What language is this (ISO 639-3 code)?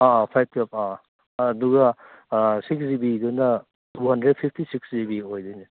mni